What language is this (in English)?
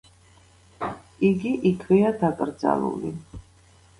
Georgian